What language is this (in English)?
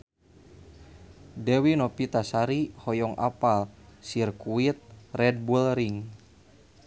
Sundanese